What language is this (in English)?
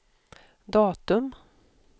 Swedish